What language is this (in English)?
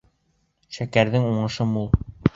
Bashkir